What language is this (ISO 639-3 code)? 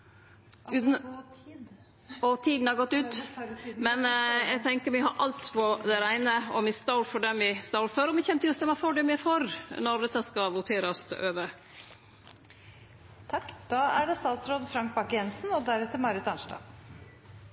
nor